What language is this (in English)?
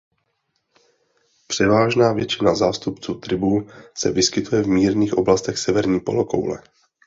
Czech